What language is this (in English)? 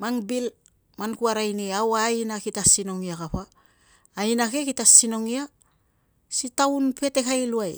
Tungag